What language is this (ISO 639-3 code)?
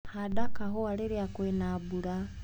kik